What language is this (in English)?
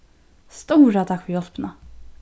Faroese